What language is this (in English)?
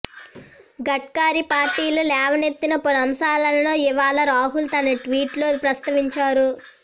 Telugu